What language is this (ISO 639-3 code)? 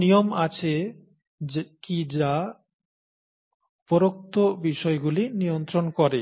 ben